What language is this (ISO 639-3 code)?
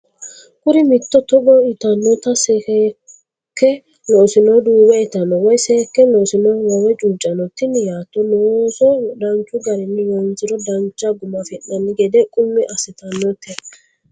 sid